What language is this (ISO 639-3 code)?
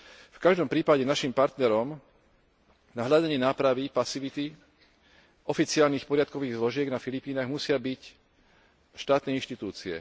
slk